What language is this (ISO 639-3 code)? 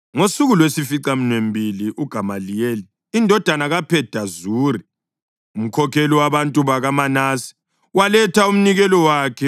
nde